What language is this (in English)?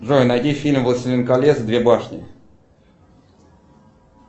Russian